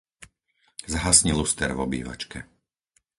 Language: Slovak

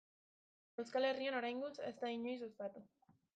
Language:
Basque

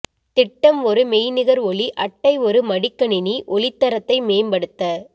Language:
Tamil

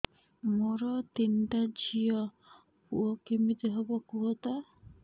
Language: Odia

